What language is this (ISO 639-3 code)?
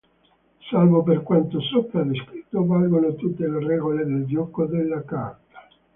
ita